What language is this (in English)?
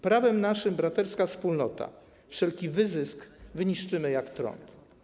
Polish